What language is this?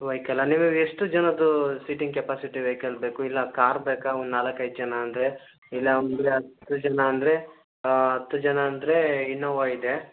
Kannada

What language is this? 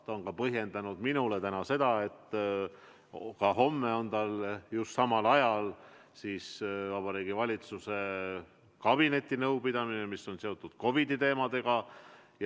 Estonian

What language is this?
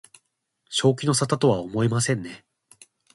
Japanese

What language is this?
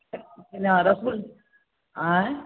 Maithili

